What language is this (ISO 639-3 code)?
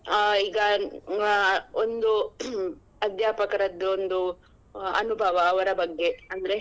kan